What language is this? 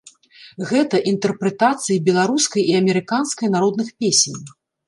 Belarusian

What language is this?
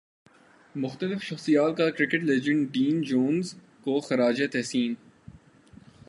Urdu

